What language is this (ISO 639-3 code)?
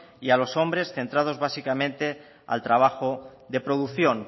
spa